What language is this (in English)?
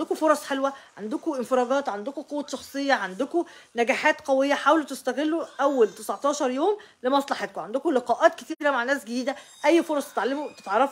Arabic